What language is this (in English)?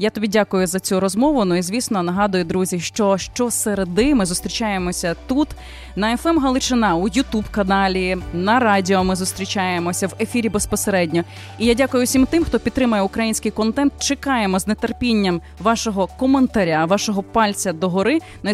Ukrainian